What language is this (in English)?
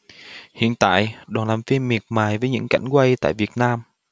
Vietnamese